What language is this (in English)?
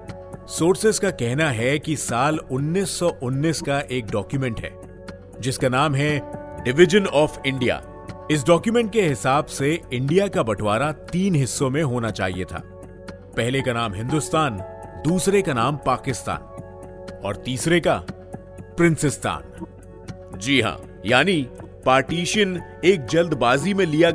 Hindi